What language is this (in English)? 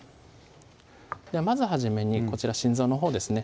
Japanese